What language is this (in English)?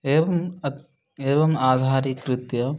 Sanskrit